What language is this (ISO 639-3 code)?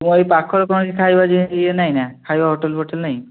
ori